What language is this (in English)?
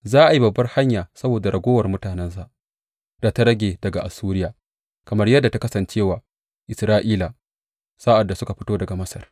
Hausa